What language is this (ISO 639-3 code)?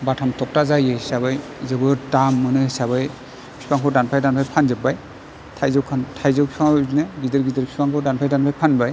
brx